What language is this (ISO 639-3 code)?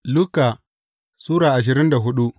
hau